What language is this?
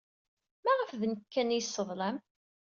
Kabyle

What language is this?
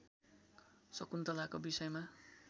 Nepali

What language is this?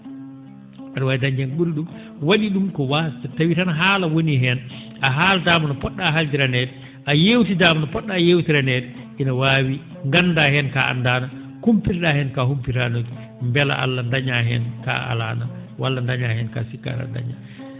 Fula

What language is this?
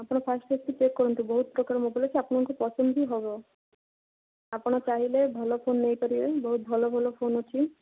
Odia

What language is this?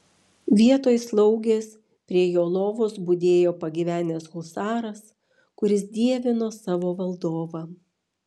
Lithuanian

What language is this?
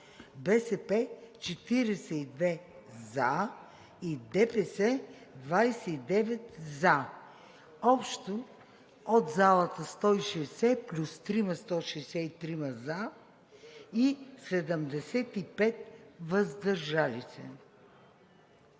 Bulgarian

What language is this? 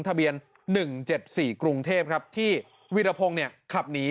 Thai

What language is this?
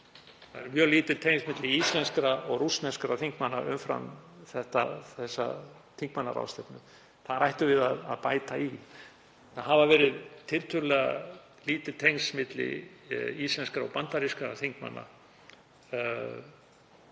Icelandic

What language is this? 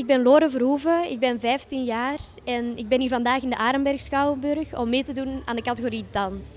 Dutch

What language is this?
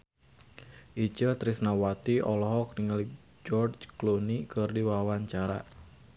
Sundanese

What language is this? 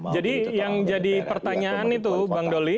Indonesian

